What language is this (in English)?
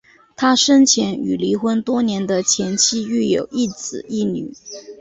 Chinese